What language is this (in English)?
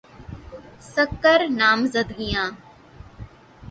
Urdu